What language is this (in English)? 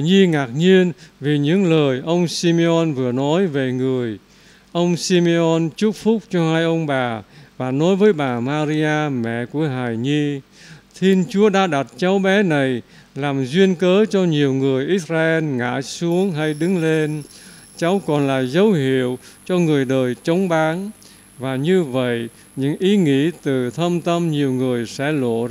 Vietnamese